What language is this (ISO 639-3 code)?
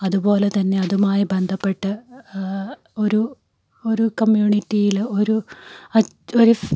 mal